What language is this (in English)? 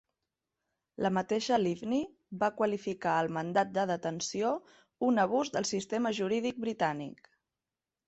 Catalan